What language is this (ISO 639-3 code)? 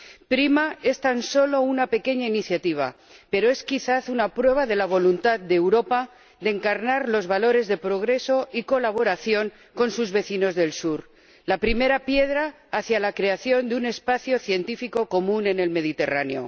spa